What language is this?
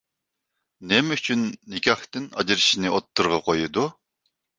Uyghur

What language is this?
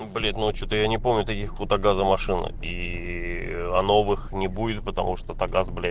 Russian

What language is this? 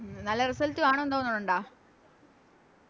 Malayalam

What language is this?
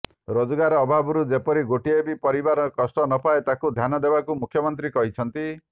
Odia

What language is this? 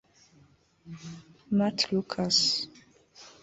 Kinyarwanda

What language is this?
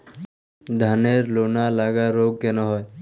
Bangla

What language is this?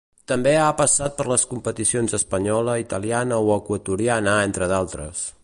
Catalan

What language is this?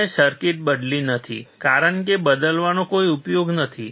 Gujarati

